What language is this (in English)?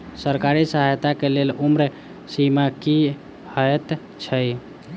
Maithili